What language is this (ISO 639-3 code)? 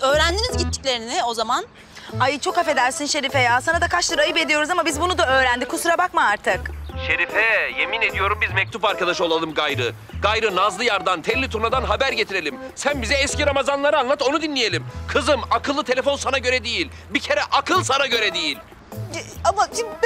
tur